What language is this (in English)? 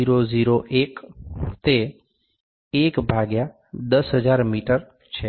Gujarati